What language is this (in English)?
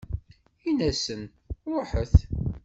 Kabyle